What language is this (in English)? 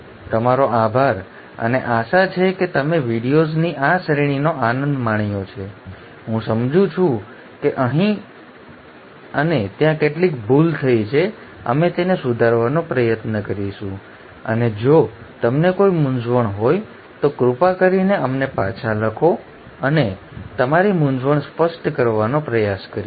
Gujarati